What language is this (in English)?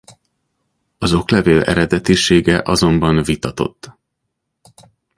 Hungarian